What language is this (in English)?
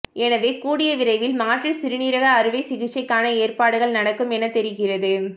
Tamil